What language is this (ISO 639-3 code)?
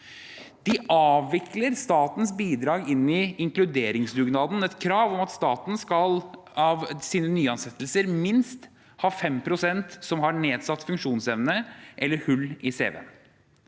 nor